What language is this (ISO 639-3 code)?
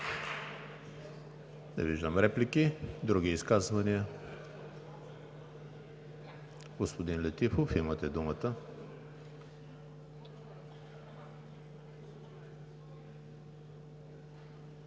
bul